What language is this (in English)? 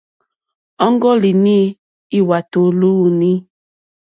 Mokpwe